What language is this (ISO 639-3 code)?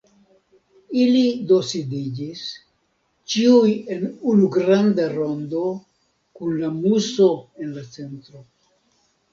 epo